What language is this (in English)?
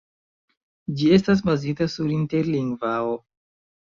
Esperanto